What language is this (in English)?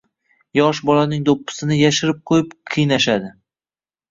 Uzbek